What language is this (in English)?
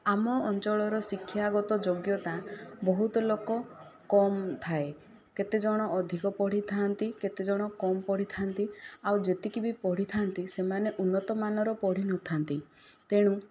Odia